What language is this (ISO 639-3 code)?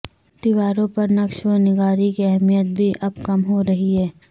urd